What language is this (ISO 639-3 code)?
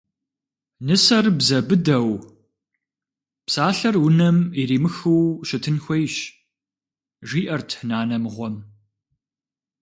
kbd